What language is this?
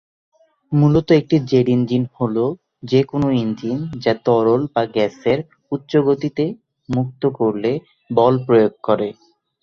Bangla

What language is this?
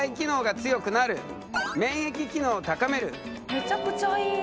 Japanese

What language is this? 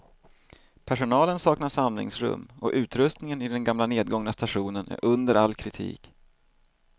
Swedish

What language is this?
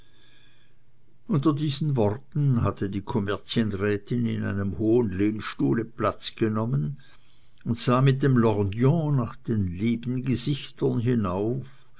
German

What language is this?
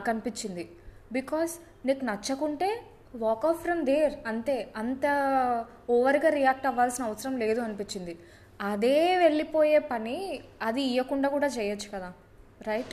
Telugu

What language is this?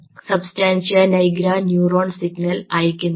Malayalam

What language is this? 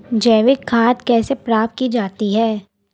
Hindi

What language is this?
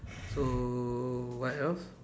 English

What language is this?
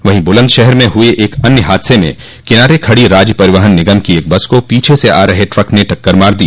Hindi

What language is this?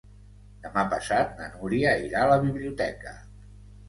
Catalan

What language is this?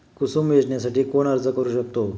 Marathi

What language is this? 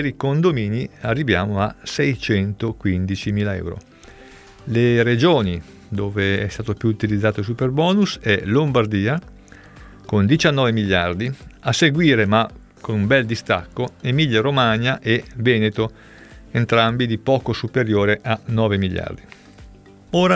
Italian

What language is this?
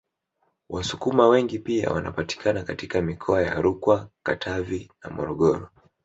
Swahili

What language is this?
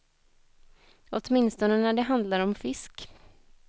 Swedish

